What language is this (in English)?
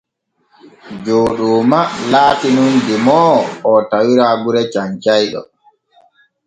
Borgu Fulfulde